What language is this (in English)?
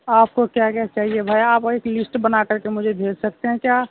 Urdu